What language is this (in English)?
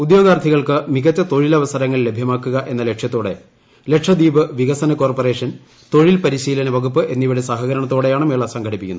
Malayalam